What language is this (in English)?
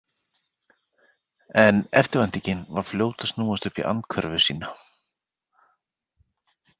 Icelandic